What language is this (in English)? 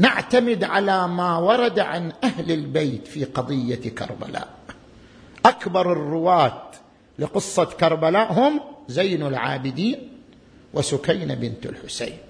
Arabic